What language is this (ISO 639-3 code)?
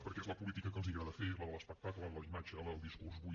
cat